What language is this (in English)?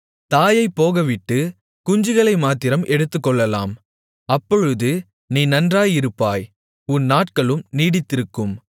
Tamil